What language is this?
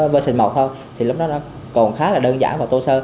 Vietnamese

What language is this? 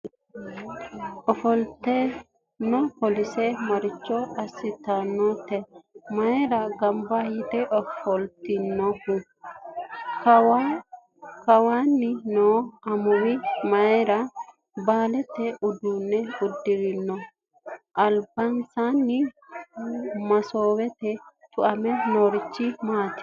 Sidamo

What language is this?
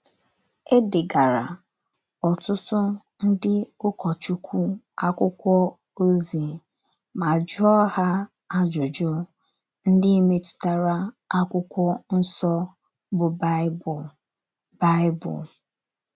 Igbo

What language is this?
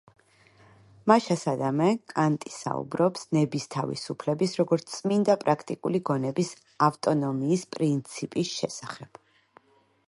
Georgian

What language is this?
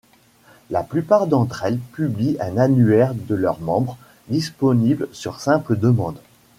French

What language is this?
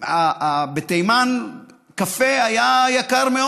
Hebrew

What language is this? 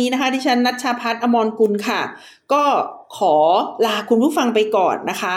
Thai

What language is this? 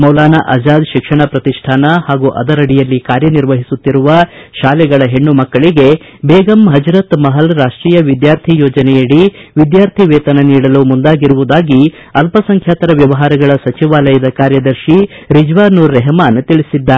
Kannada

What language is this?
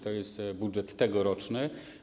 Polish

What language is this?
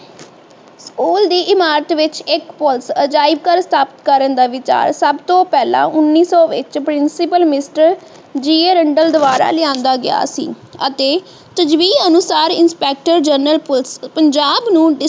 Punjabi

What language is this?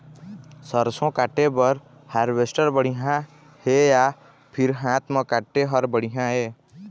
Chhattisgarhi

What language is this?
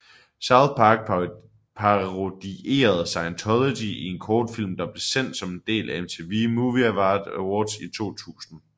Danish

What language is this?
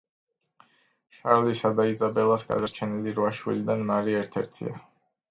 Georgian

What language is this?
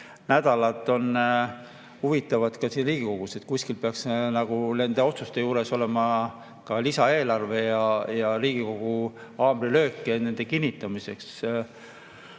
Estonian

